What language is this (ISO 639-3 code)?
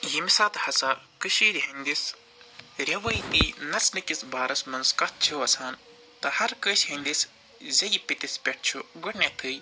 kas